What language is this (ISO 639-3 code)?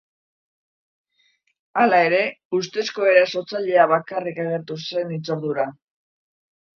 eus